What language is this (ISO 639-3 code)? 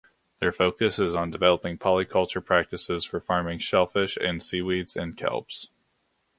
eng